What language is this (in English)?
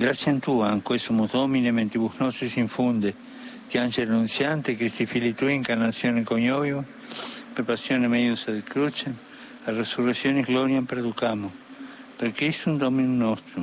Slovak